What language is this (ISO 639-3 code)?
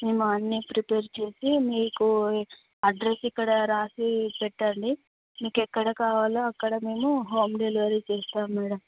tel